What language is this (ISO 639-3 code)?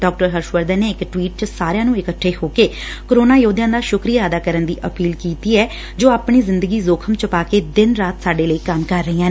pan